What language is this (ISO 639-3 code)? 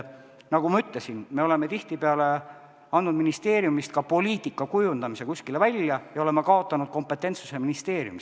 est